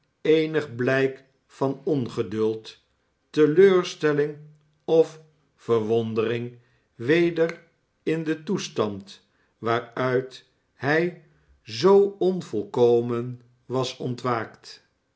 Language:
Dutch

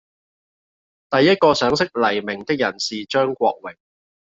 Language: Cantonese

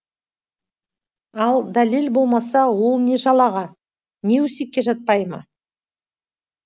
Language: Kazakh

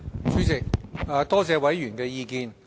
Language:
Cantonese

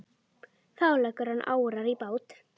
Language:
Icelandic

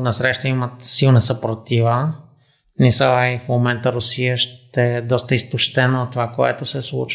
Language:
Bulgarian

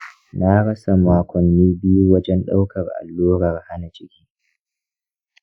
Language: Hausa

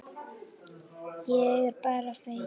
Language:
Icelandic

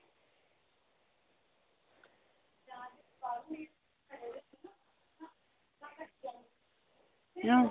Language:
Dogri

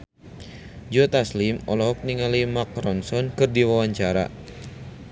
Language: Sundanese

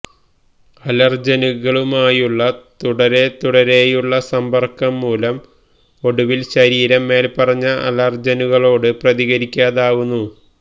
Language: Malayalam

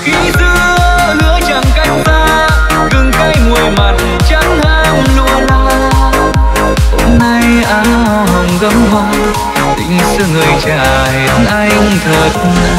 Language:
Vietnamese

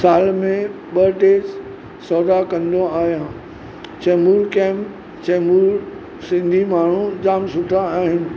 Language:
Sindhi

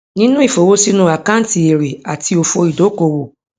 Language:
Yoruba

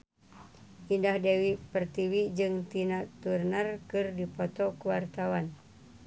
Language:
Sundanese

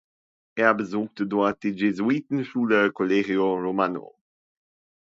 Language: German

